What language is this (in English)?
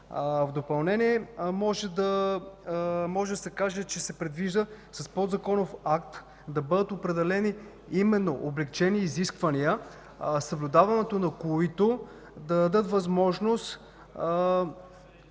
Bulgarian